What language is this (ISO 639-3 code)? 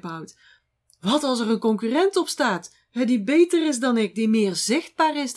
nld